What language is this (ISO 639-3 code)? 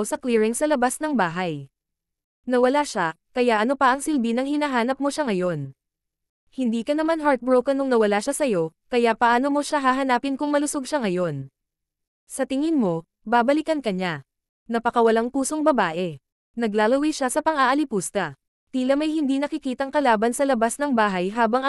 fil